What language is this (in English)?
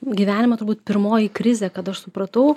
Lithuanian